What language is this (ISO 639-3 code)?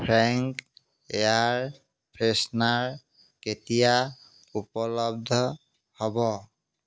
asm